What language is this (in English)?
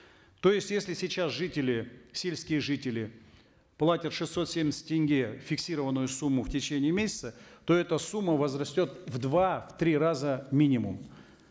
Kazakh